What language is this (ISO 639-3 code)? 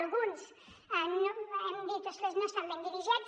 cat